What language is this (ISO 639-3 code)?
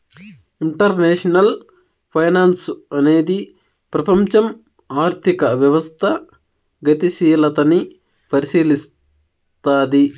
tel